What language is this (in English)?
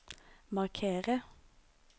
Norwegian